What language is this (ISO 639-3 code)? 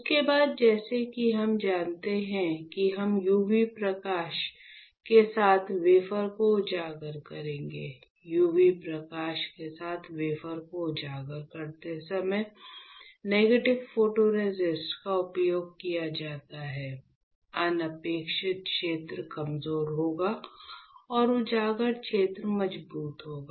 hin